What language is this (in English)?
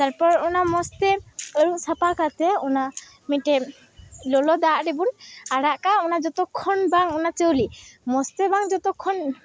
Santali